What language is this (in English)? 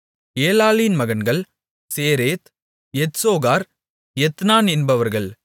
Tamil